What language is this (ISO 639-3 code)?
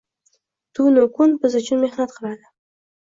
uzb